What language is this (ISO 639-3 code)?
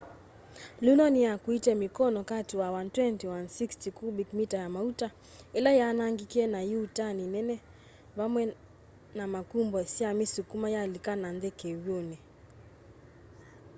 kam